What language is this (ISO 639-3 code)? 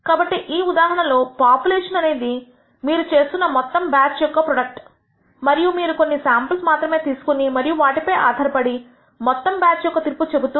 tel